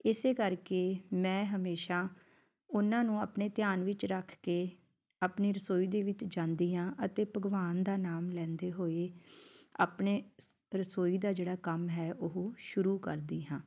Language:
Punjabi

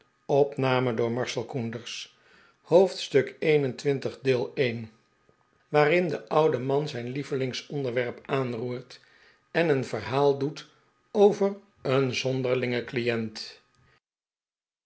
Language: Dutch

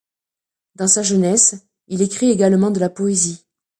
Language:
French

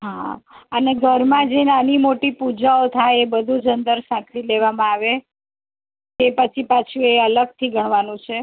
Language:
Gujarati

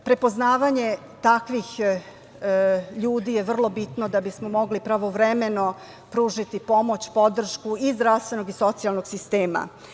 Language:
Serbian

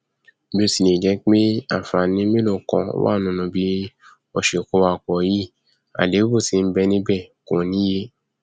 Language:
Yoruba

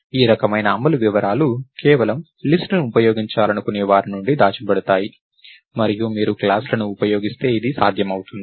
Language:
Telugu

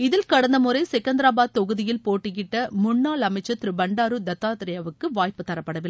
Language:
Tamil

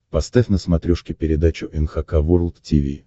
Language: Russian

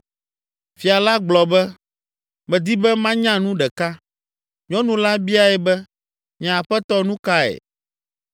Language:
Ewe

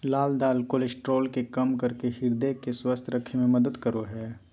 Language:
Magahi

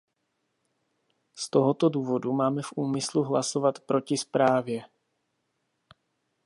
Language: Czech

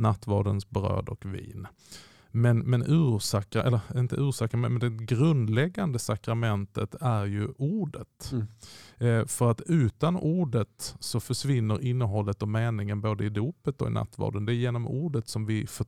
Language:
Swedish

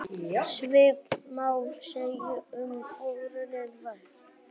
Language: Icelandic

